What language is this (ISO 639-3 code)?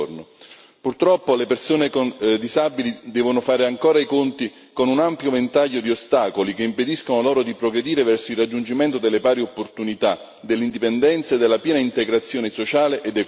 ita